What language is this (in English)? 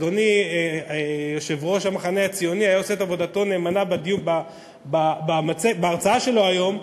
Hebrew